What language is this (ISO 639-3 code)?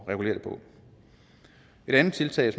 dan